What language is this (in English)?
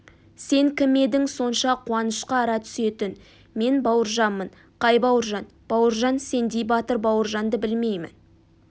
Kazakh